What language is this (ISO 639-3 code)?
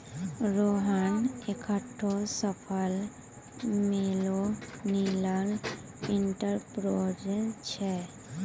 mai